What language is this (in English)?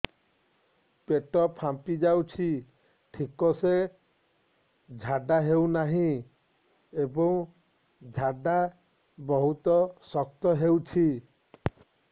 Odia